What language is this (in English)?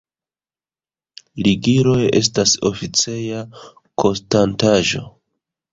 Esperanto